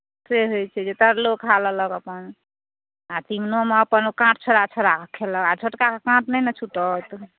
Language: Maithili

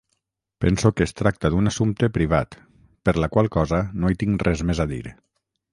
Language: Catalan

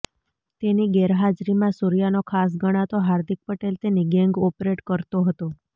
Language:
Gujarati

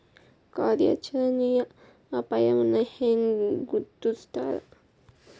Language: Kannada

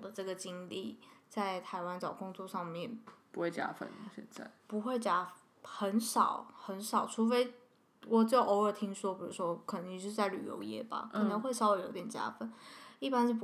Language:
Chinese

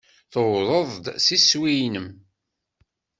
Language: Kabyle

